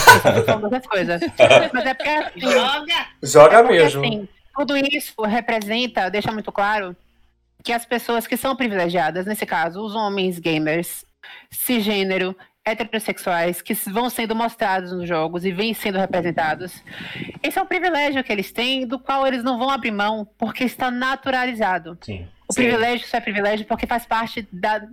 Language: Portuguese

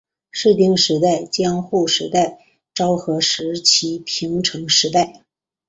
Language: Chinese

